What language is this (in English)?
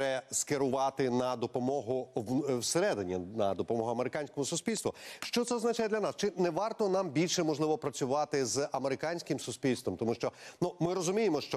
Ukrainian